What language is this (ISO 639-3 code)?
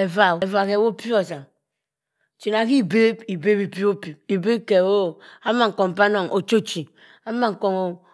mfn